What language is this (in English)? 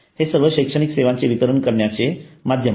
Marathi